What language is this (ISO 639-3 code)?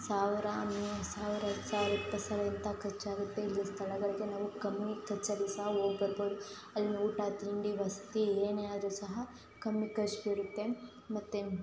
kan